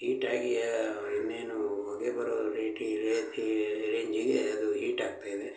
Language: Kannada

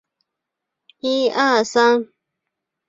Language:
Chinese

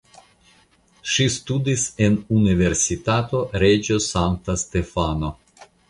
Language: Esperanto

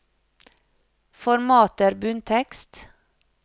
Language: Norwegian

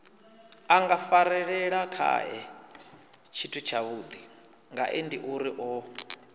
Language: Venda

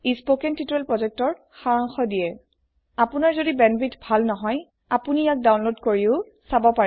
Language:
Assamese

